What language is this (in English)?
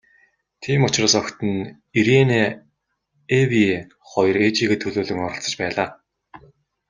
Mongolian